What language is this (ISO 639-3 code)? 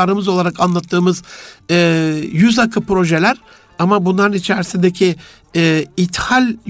tur